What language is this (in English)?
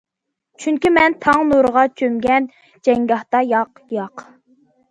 Uyghur